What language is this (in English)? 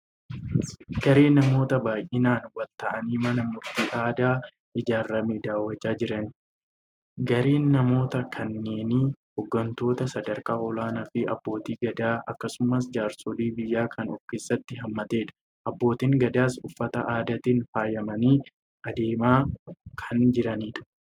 Oromo